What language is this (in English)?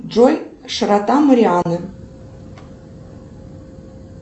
Russian